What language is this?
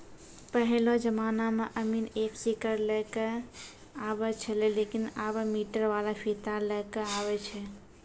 Maithili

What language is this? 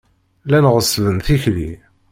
Kabyle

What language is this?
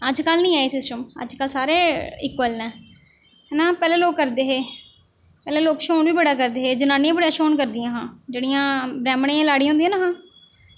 Dogri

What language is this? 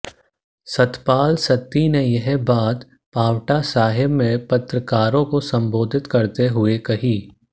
Hindi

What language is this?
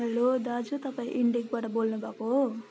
Nepali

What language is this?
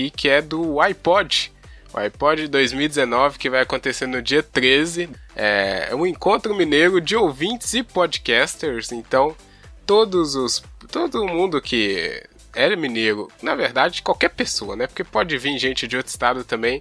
Portuguese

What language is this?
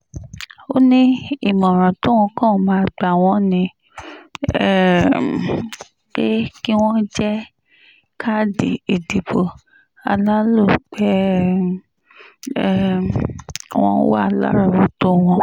Yoruba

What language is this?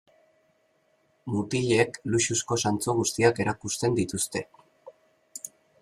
Basque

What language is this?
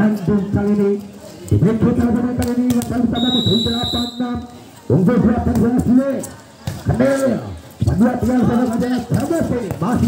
Indonesian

